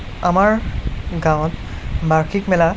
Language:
Assamese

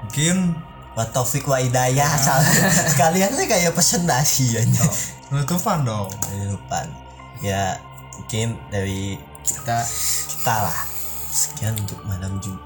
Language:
Indonesian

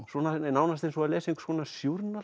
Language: Icelandic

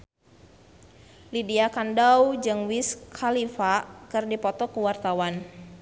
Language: Sundanese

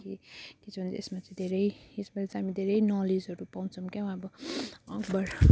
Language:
Nepali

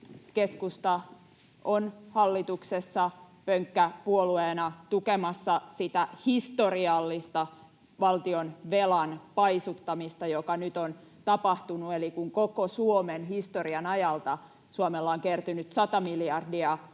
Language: Finnish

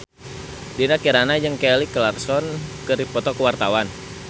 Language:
Sundanese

